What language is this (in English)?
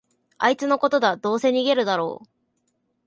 Japanese